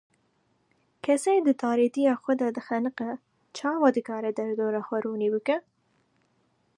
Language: Kurdish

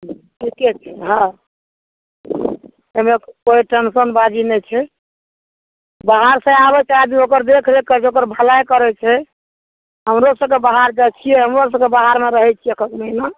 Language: Maithili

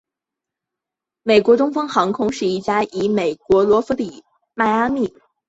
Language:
Chinese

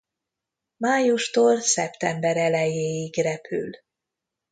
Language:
Hungarian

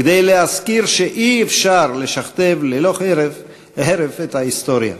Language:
Hebrew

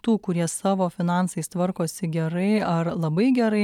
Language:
Lithuanian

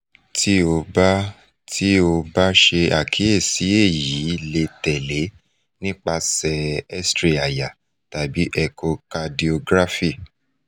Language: Yoruba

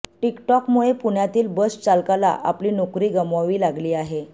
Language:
Marathi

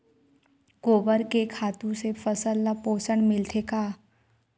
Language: Chhattisgarhi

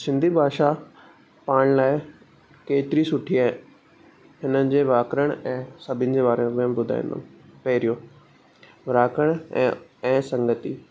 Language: Sindhi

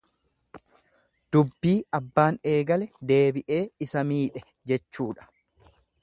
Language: Oromo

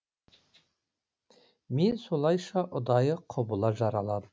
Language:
Kazakh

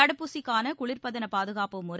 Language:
Tamil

